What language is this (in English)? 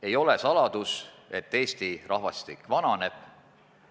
Estonian